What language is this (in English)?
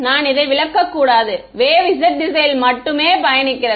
Tamil